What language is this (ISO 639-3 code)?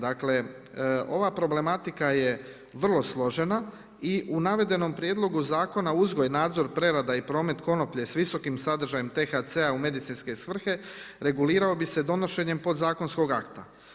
hrv